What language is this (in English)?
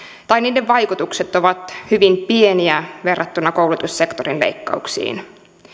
Finnish